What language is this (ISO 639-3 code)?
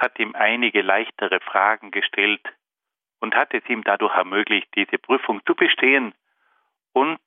deu